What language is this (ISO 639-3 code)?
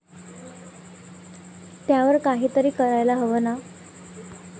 mar